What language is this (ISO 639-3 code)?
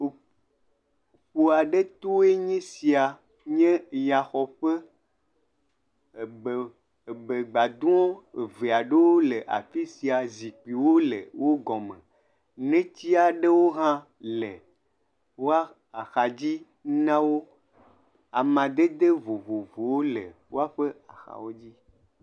ewe